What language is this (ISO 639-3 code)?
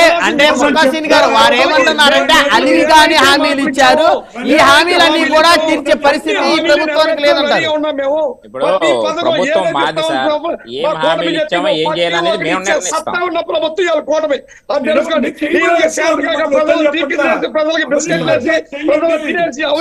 tel